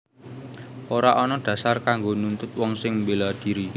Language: Javanese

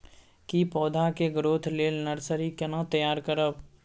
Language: Maithili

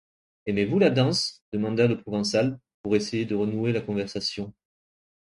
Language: French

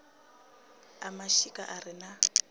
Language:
Venda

